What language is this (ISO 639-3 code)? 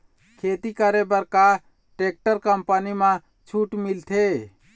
hne